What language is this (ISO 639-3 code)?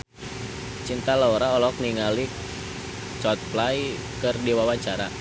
sun